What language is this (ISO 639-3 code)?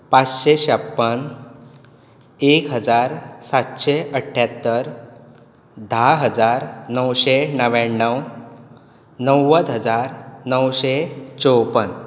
kok